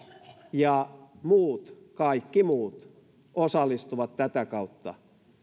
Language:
Finnish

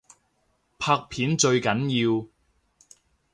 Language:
Cantonese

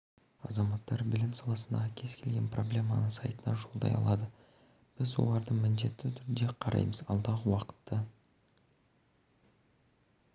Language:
Kazakh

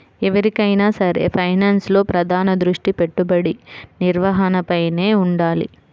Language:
Telugu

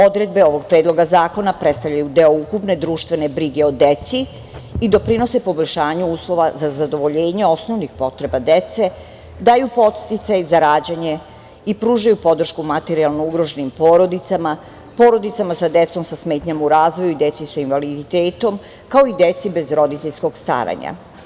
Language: Serbian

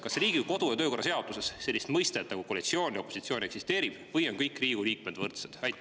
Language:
Estonian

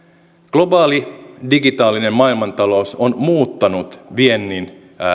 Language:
Finnish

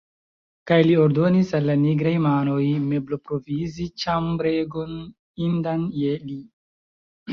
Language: Esperanto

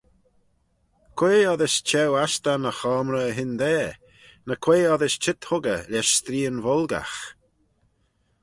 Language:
Manx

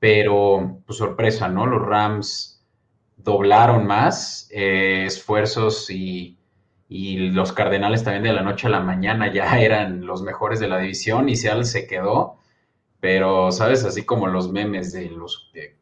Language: Spanish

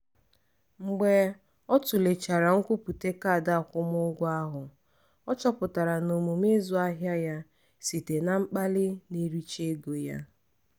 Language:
Igbo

